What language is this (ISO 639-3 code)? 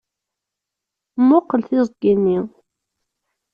kab